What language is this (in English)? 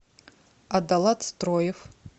Russian